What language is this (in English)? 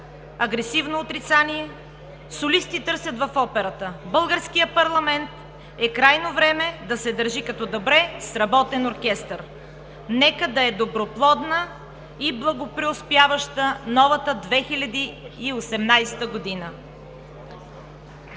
Bulgarian